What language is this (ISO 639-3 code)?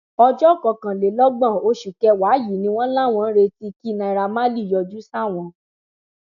yor